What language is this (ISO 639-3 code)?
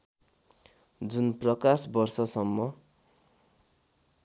nep